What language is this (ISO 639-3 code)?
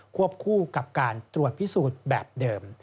tha